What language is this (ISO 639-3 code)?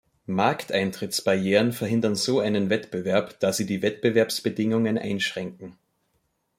deu